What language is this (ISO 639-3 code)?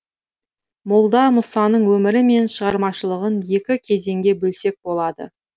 kaz